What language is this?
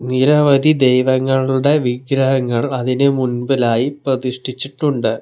Malayalam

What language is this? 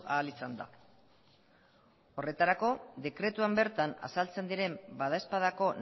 Basque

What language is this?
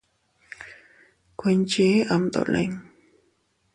Teutila Cuicatec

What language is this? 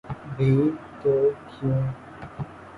Urdu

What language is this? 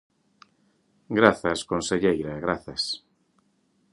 Galician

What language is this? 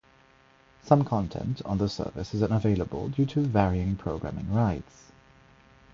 English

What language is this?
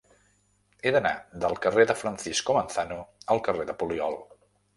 Catalan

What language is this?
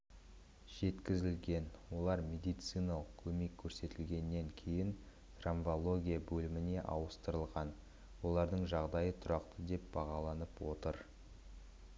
Kazakh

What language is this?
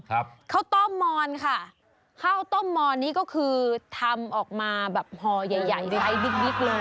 Thai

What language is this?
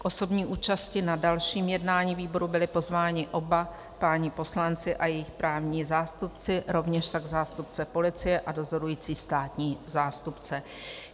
Czech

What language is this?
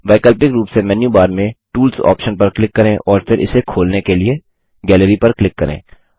Hindi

